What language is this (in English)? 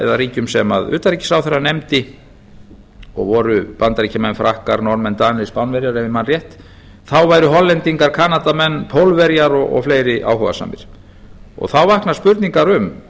Icelandic